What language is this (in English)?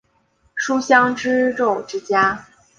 Chinese